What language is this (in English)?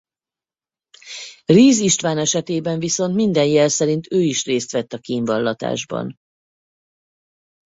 Hungarian